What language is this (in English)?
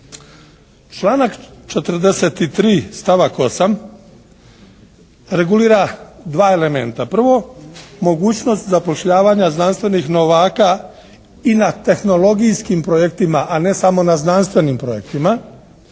Croatian